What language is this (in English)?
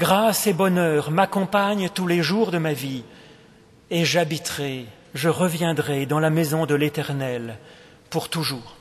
French